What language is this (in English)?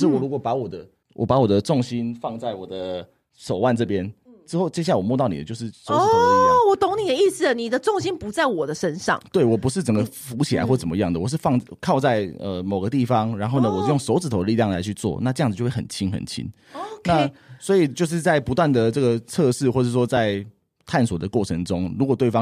Chinese